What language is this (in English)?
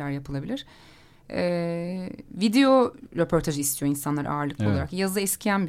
Turkish